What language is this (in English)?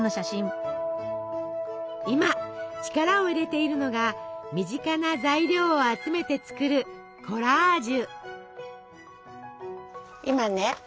Japanese